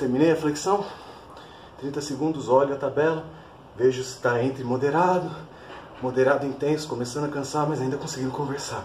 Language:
Portuguese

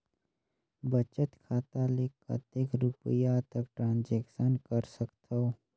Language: Chhattisgarhi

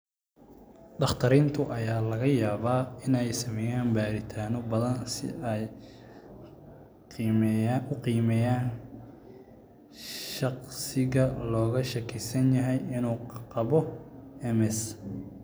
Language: Somali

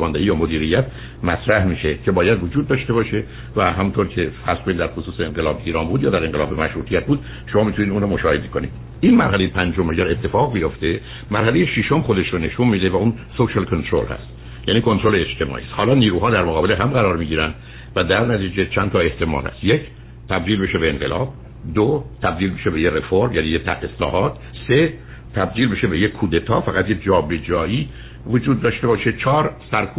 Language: Persian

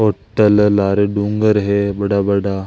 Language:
Marwari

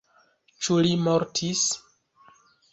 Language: Esperanto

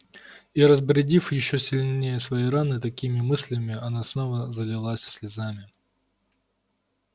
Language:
Russian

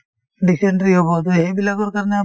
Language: Assamese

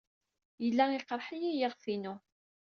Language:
Kabyle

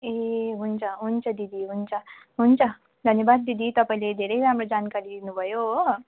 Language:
Nepali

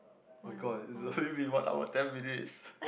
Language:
English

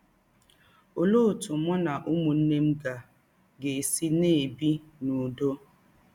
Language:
Igbo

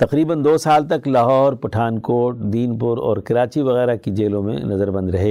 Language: Urdu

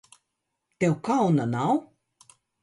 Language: Latvian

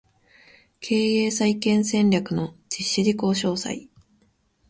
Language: Japanese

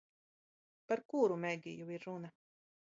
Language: Latvian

